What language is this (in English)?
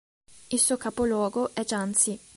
Italian